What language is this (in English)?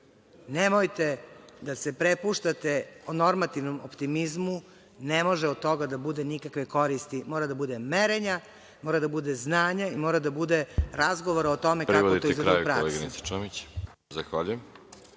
Serbian